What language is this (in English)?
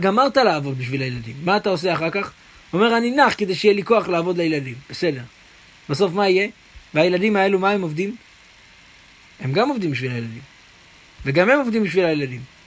Hebrew